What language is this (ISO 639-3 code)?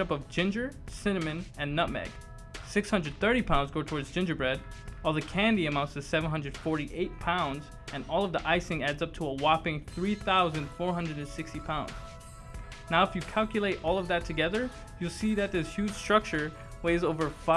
eng